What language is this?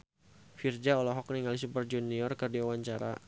Sundanese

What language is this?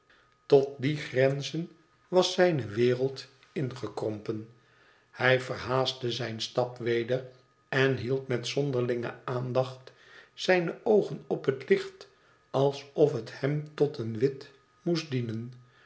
Dutch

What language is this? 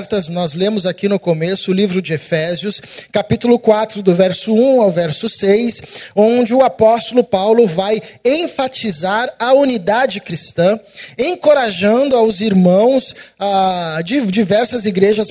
Portuguese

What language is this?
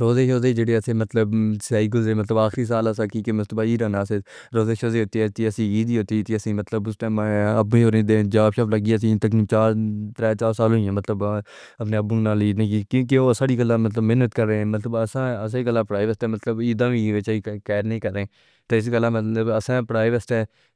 Pahari-Potwari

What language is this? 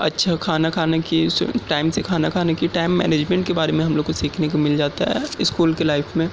Urdu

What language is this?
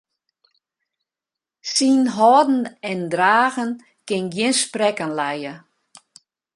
Western Frisian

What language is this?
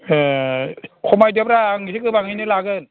Bodo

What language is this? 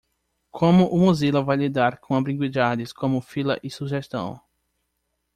Portuguese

